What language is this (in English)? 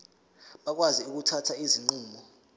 Zulu